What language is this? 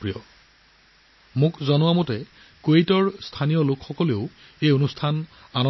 Assamese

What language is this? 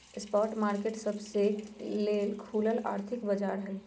Magahi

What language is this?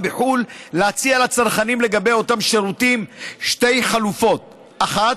Hebrew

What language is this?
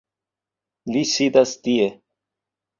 Esperanto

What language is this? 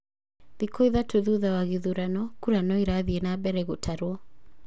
Kikuyu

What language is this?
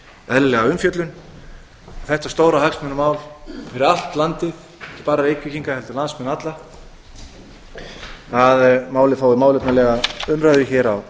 Icelandic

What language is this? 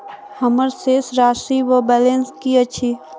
Maithili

